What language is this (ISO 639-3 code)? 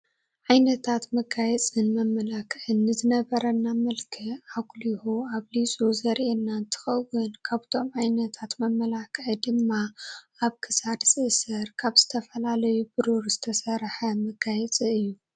tir